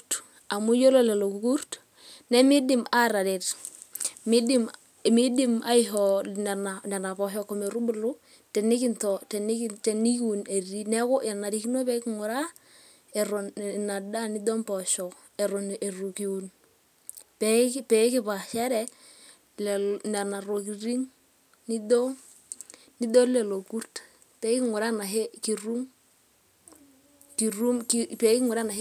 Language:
Masai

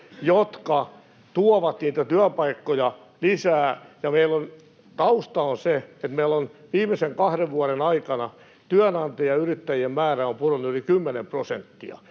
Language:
Finnish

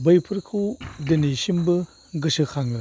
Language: Bodo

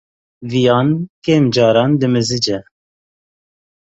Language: Kurdish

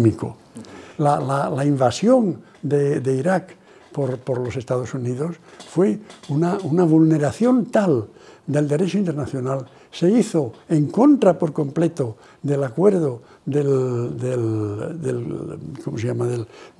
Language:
Spanish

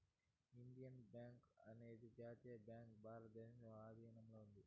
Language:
Telugu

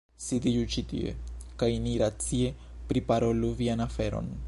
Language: Esperanto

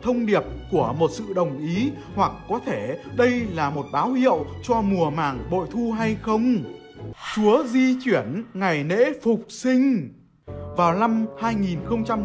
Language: Vietnamese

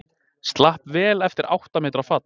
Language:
Icelandic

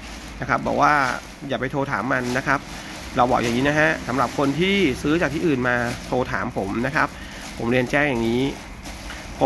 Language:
Thai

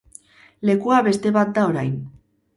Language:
Basque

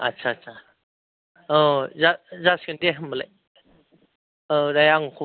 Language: Bodo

